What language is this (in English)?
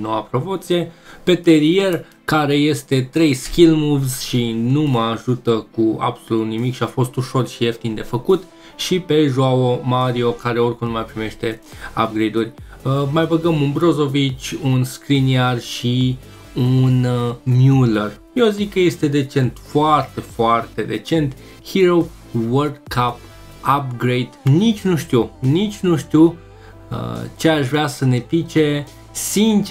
Romanian